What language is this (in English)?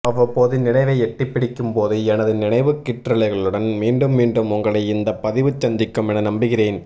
Tamil